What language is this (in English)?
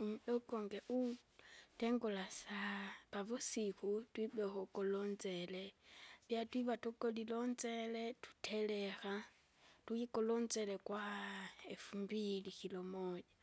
Kinga